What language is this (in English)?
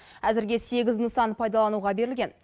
Kazakh